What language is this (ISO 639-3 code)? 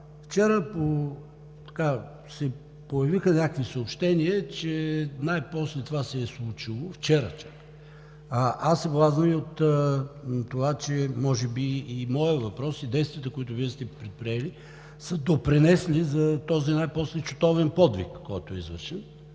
bul